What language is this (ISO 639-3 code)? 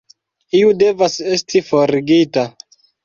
epo